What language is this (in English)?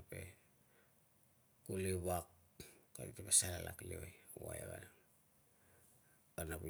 Tungag